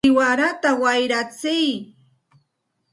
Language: Santa Ana de Tusi Pasco Quechua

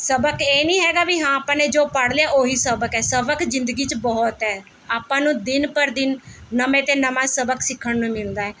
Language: Punjabi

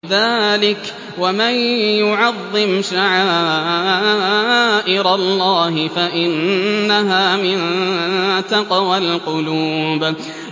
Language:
Arabic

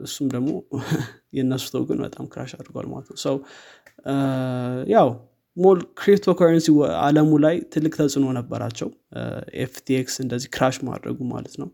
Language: Amharic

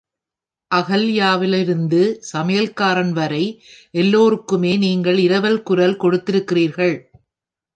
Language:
Tamil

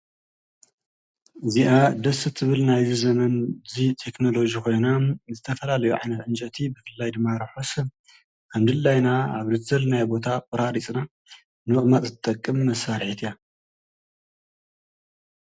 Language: Tigrinya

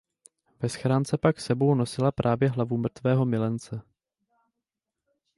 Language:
Czech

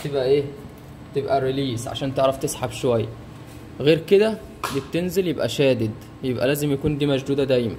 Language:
Arabic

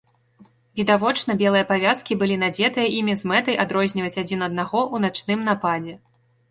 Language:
Belarusian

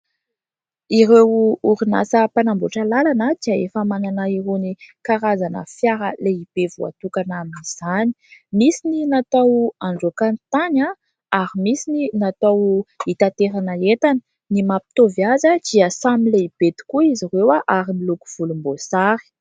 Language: Malagasy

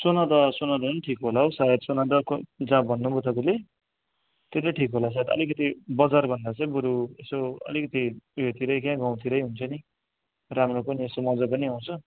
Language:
Nepali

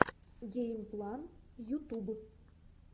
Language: Russian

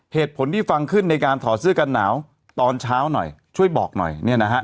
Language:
Thai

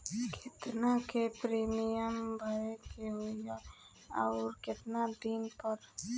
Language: Bhojpuri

